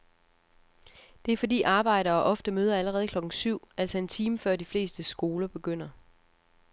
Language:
Danish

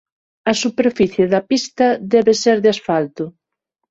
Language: Galician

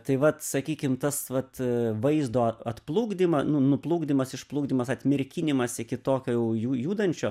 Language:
Lithuanian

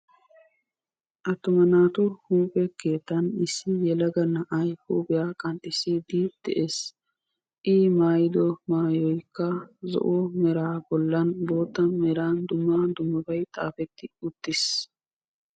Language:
Wolaytta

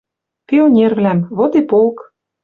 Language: Western Mari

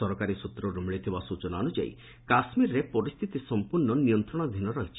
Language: Odia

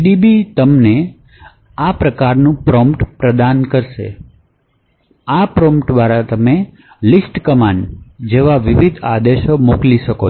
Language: Gujarati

